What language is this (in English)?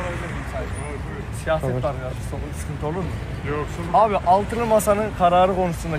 Turkish